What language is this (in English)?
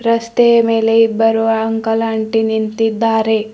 Kannada